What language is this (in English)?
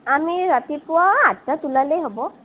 Assamese